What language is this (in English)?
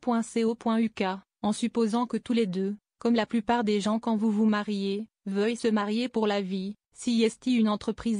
French